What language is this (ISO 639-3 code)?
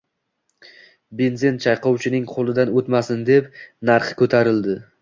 uzb